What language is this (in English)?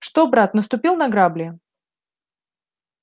Russian